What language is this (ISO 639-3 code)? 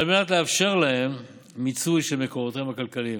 heb